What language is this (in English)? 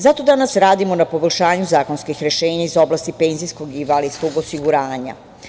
Serbian